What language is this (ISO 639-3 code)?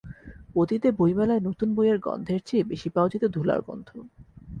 ben